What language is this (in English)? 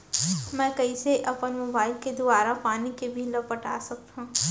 Chhattisgarhi